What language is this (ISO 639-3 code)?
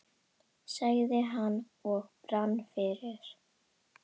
isl